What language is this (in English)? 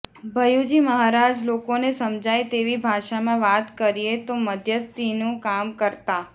Gujarati